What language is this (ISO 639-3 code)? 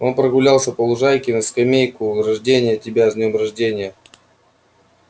rus